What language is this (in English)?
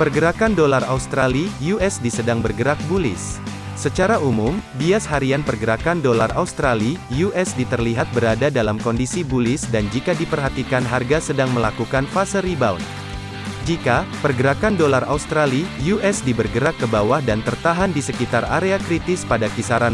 Indonesian